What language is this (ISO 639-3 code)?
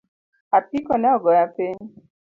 luo